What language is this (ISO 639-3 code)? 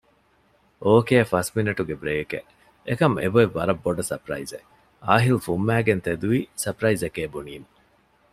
div